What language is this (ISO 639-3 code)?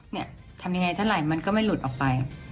tha